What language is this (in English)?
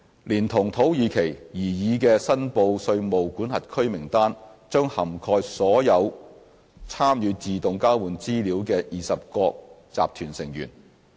Cantonese